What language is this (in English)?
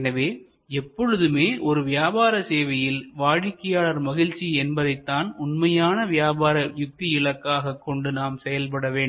Tamil